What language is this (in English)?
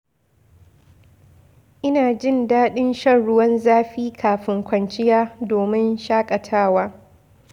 Hausa